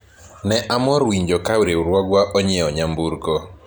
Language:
Luo (Kenya and Tanzania)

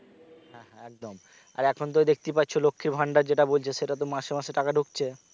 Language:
Bangla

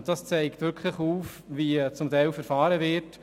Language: Swiss German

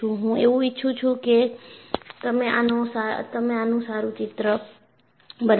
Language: Gujarati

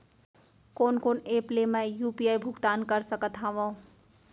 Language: Chhattisgarhi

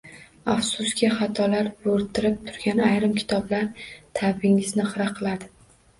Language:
Uzbek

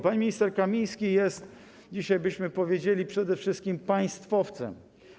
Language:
Polish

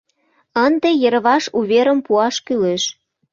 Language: Mari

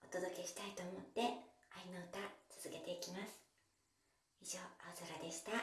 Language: Japanese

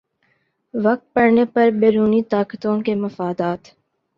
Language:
Urdu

